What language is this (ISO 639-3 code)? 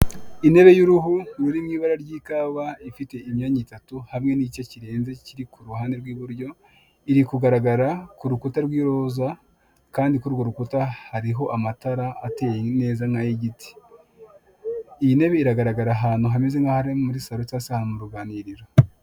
kin